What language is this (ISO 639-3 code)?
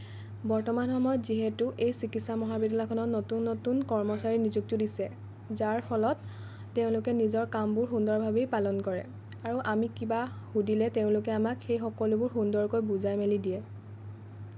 asm